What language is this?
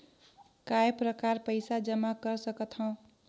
Chhattisgarhi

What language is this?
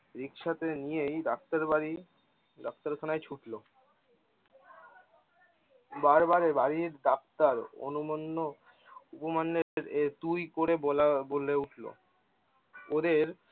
Bangla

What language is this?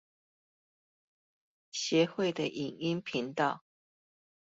Chinese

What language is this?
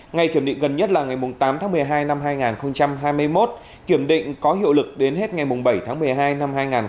Vietnamese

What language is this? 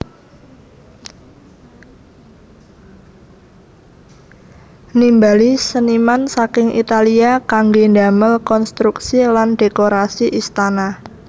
Javanese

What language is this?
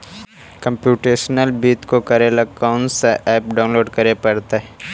Magahi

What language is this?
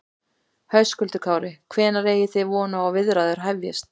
Icelandic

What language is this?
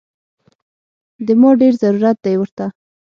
Pashto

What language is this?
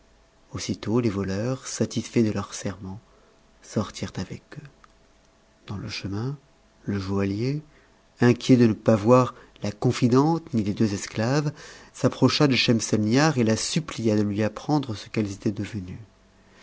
French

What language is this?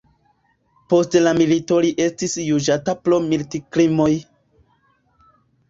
Esperanto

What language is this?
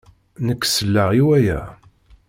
Kabyle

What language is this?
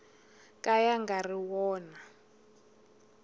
Tsonga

